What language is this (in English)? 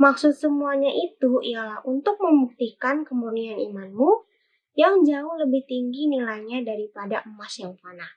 Indonesian